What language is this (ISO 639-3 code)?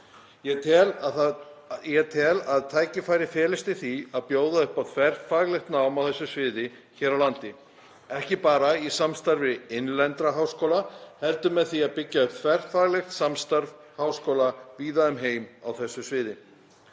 isl